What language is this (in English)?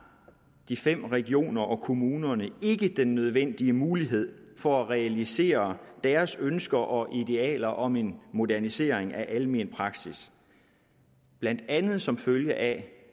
Danish